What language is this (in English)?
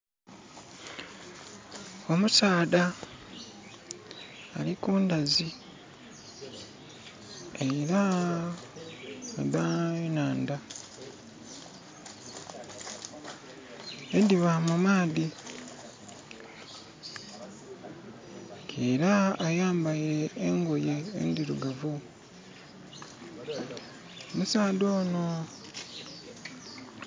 Soga